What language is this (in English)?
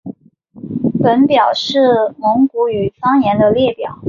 Chinese